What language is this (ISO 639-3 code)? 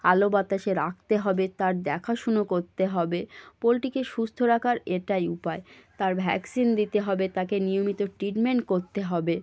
ben